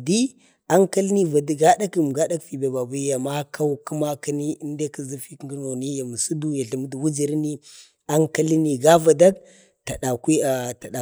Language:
Bade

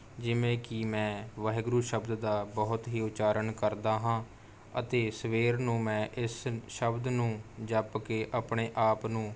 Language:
Punjabi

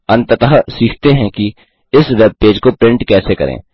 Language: Hindi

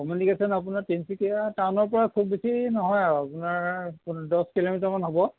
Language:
Assamese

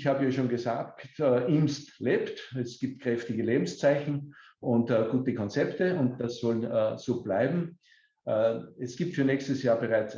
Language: German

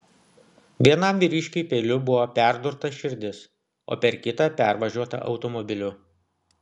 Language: Lithuanian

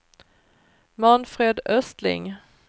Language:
Swedish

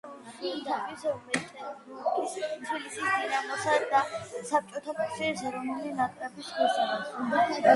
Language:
Georgian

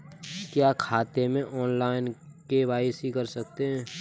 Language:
Hindi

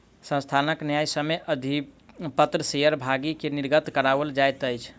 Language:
Maithili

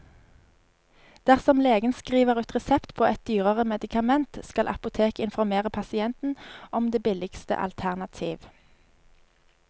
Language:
Norwegian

